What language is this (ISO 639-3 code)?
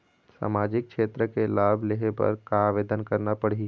hne